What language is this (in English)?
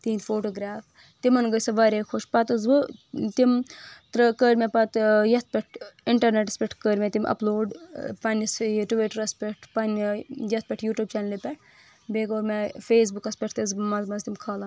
Kashmiri